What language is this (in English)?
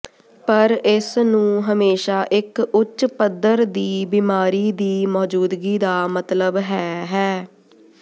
Punjabi